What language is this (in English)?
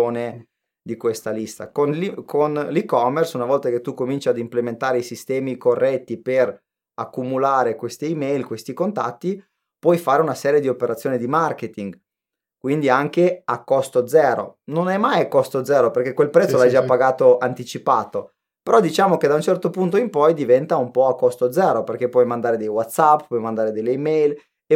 Italian